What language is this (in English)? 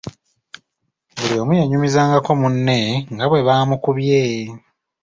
Ganda